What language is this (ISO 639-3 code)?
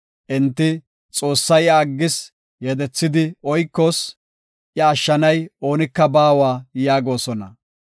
gof